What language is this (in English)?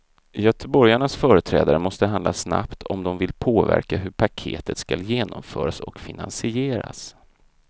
Swedish